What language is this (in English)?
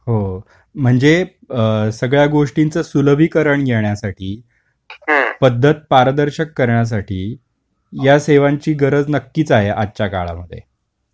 Marathi